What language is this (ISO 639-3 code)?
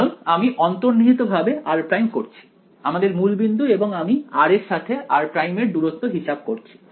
ben